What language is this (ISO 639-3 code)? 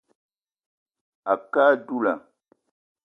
eto